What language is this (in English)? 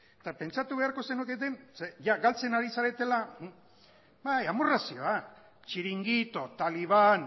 Basque